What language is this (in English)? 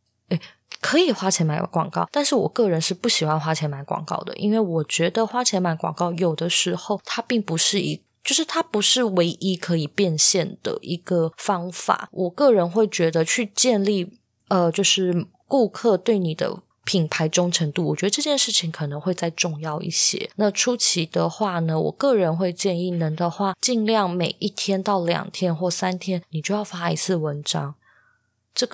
Chinese